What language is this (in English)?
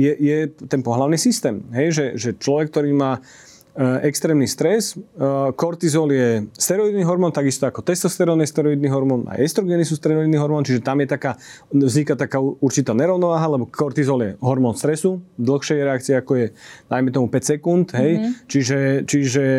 Slovak